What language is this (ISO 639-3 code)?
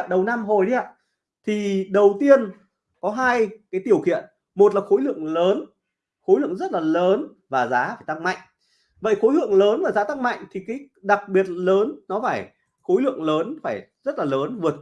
vie